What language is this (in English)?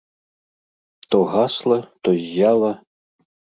Belarusian